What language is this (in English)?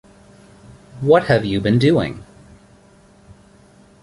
English